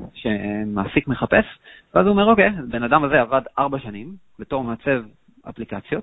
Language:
Hebrew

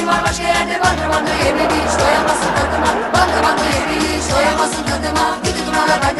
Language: Turkish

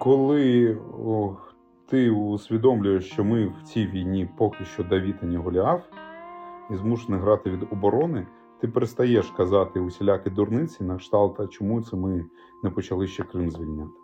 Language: Ukrainian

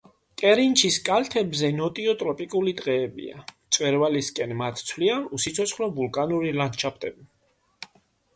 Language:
Georgian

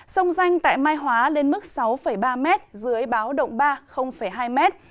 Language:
Vietnamese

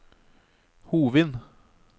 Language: Norwegian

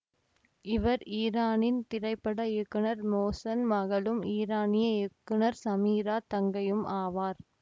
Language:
Tamil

